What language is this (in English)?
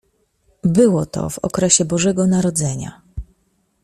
Polish